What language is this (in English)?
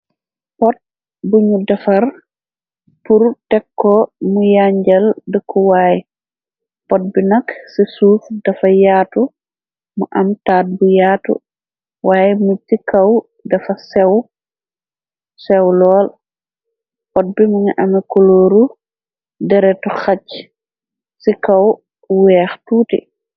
Wolof